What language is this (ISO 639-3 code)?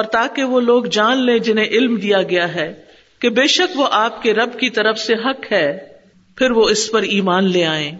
urd